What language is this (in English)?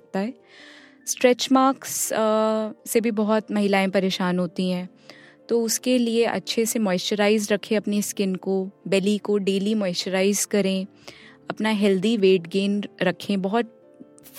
Hindi